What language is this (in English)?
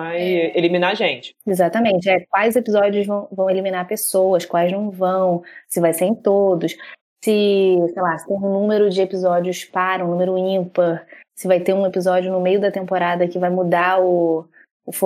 Portuguese